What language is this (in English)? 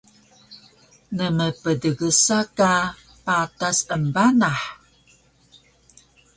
Taroko